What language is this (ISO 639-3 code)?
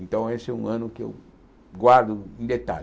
por